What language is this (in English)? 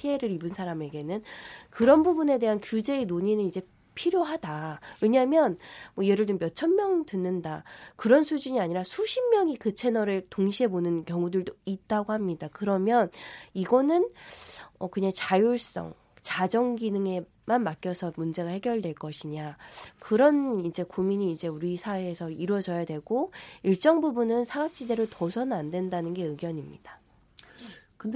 Korean